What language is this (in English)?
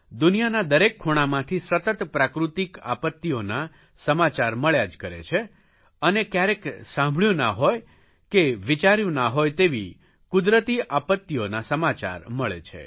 Gujarati